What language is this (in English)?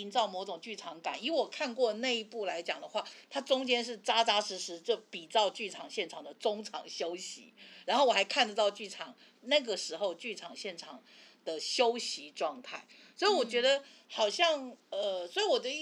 Chinese